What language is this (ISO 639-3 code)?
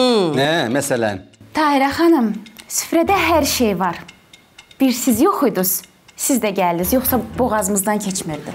tur